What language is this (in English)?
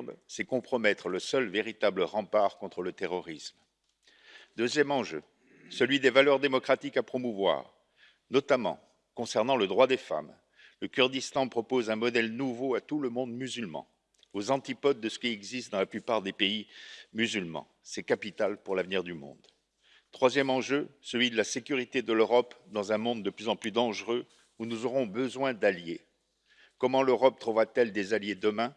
French